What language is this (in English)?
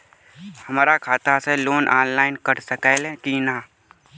Bhojpuri